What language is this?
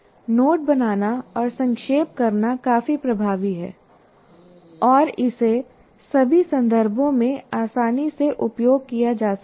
Hindi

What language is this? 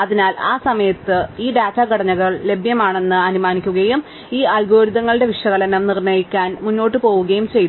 Malayalam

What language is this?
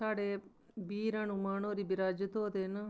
Dogri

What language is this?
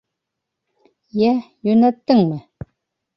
Bashkir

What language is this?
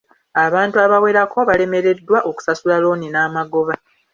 Ganda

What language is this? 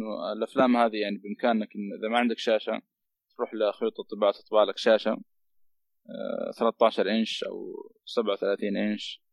Arabic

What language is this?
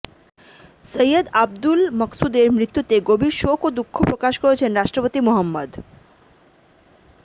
Bangla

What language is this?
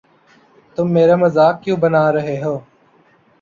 Urdu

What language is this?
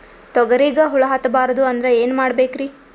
Kannada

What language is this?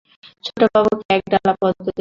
Bangla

